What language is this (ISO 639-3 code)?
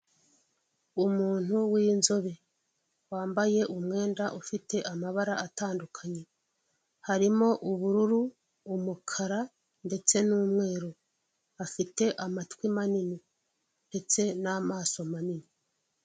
kin